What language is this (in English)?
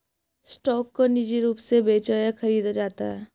Hindi